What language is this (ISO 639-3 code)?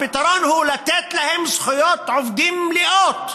heb